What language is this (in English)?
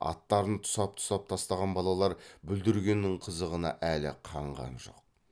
Kazakh